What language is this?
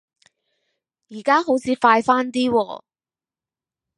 Cantonese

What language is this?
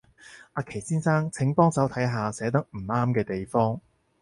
Cantonese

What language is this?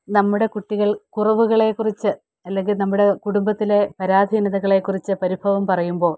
Malayalam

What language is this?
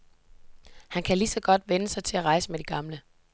Danish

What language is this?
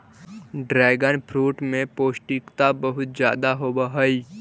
Magahi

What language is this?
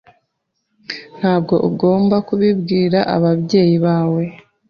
Kinyarwanda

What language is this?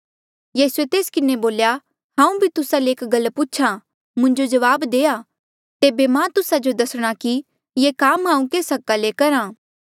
Mandeali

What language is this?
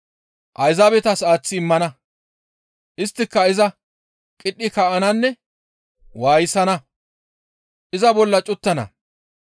Gamo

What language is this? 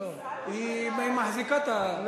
Hebrew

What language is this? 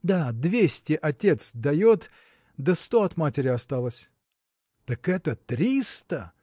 Russian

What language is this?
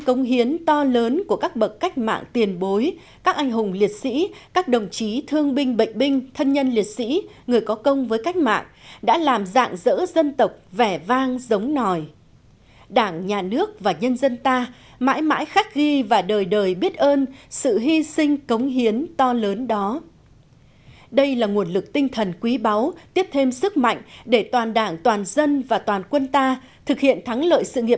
Vietnamese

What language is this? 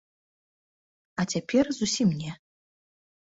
Belarusian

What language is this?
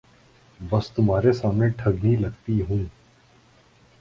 Urdu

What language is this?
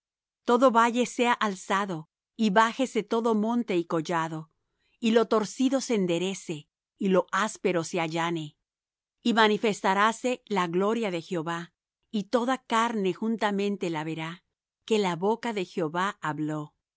Spanish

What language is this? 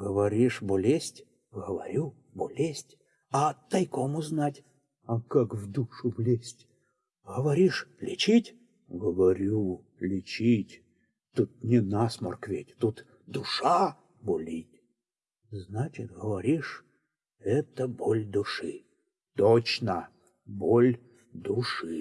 Russian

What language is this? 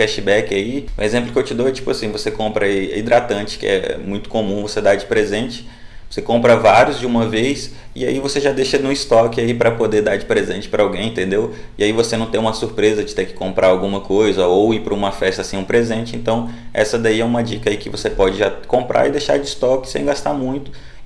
Portuguese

